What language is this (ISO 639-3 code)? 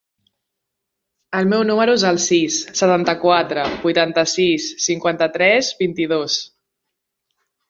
cat